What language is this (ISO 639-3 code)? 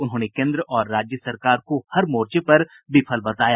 hin